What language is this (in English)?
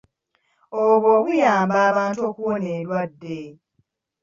Ganda